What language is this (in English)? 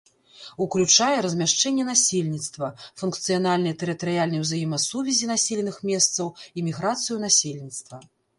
Belarusian